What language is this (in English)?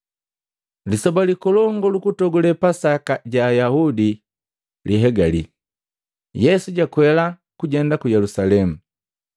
Matengo